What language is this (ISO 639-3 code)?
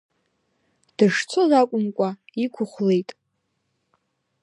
abk